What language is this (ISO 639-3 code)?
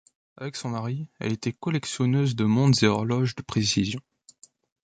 fra